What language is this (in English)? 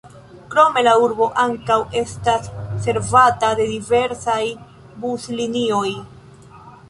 Esperanto